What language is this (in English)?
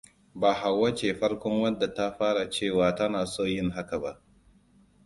Hausa